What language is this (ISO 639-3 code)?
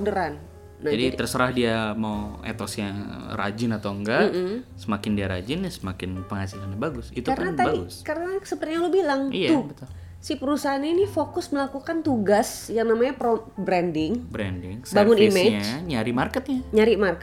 ind